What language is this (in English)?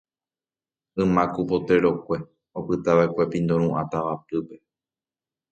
Guarani